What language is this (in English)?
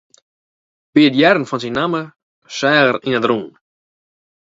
Western Frisian